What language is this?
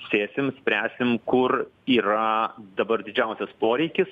Lithuanian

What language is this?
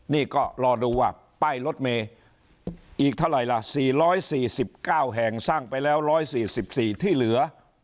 Thai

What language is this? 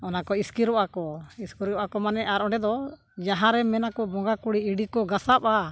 Santali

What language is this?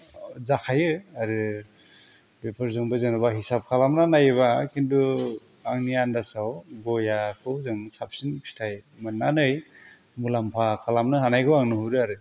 Bodo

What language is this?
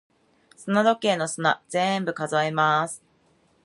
Japanese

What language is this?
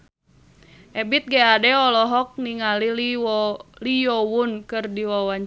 Sundanese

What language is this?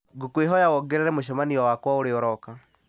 Kikuyu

